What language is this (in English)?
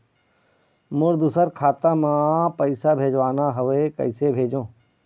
Chhattisgarhi